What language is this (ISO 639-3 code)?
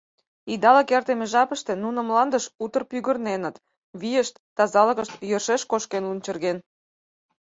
chm